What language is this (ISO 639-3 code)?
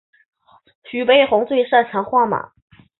zho